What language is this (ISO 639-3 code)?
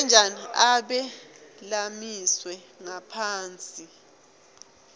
ssw